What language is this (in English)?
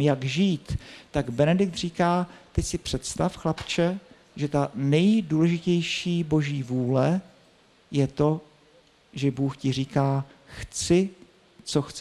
Czech